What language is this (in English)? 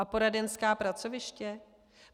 Czech